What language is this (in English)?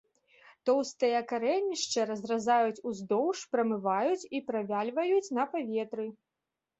Belarusian